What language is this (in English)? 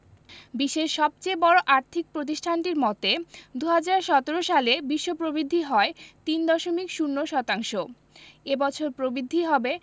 Bangla